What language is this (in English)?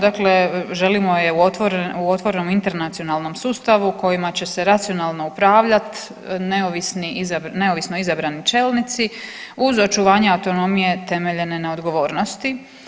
Croatian